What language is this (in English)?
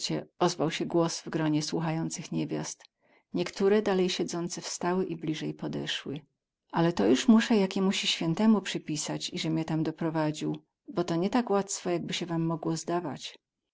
Polish